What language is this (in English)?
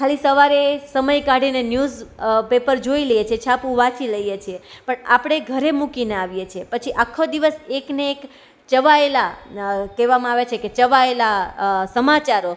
Gujarati